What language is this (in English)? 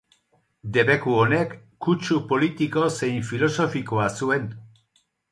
Basque